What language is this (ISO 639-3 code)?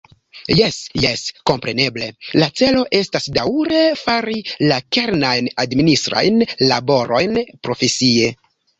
epo